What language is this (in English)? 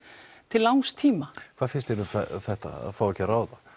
Icelandic